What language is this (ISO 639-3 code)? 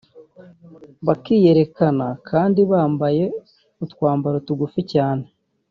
kin